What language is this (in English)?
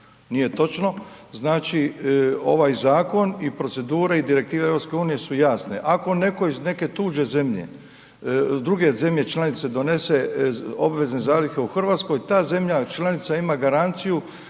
Croatian